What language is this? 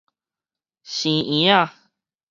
Min Nan Chinese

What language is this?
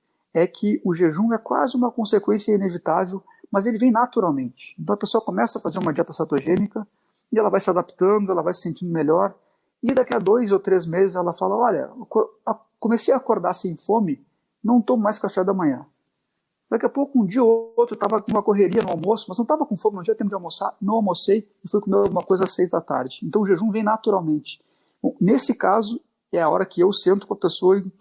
Portuguese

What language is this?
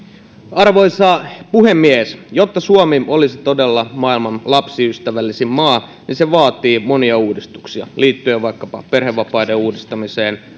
Finnish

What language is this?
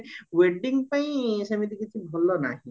Odia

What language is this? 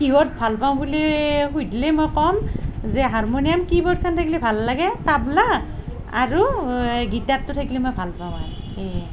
Assamese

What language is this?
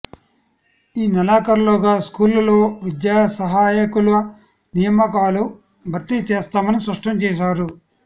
Telugu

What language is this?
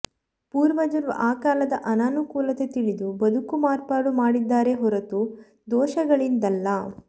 Kannada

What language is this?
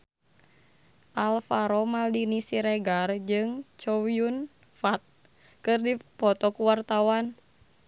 Sundanese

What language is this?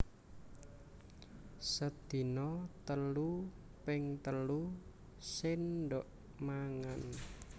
Javanese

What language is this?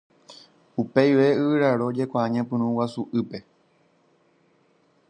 Guarani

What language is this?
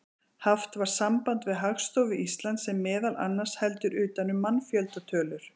Icelandic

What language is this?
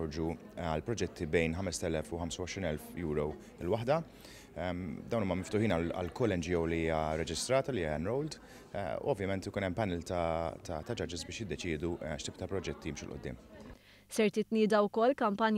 Arabic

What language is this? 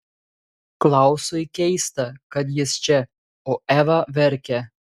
Lithuanian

